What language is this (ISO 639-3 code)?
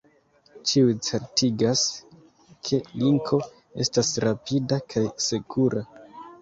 epo